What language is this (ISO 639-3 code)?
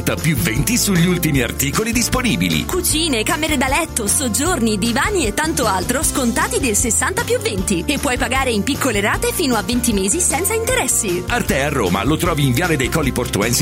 ita